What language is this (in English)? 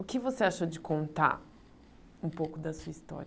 Portuguese